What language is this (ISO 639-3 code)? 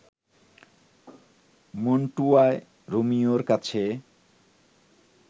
ben